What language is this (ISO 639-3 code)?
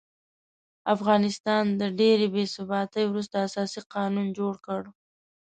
pus